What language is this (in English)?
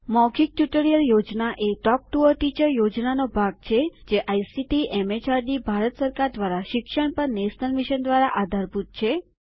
Gujarati